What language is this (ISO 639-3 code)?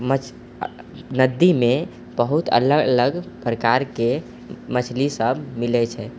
mai